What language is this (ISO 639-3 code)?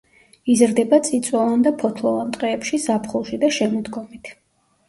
kat